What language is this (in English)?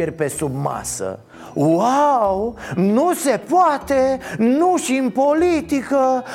Romanian